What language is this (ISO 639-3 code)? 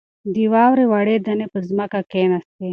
pus